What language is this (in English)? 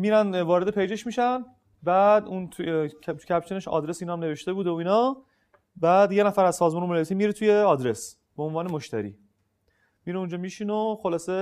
Persian